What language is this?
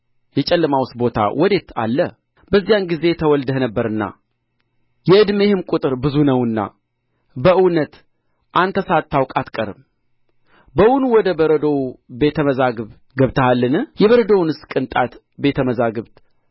Amharic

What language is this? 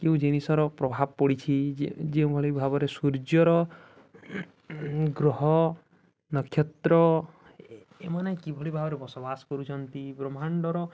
Odia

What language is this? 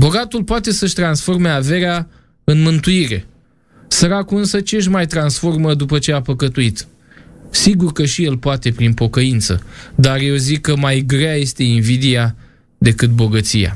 Romanian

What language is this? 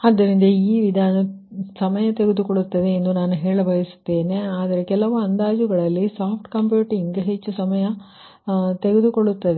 Kannada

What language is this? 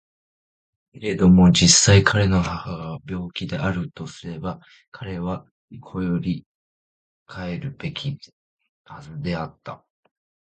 Japanese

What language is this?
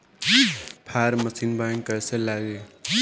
Bhojpuri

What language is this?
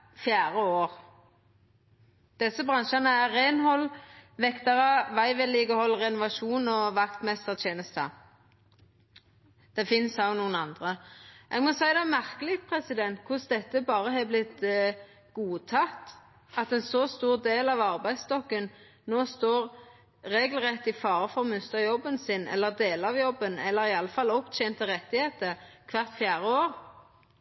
Norwegian Nynorsk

